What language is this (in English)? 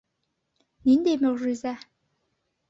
Bashkir